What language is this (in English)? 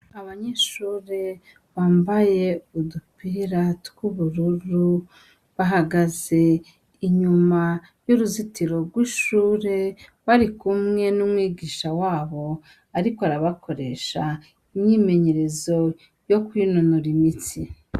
Rundi